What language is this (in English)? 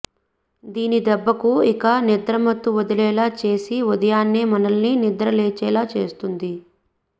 Telugu